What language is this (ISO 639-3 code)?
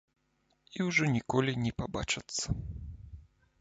bel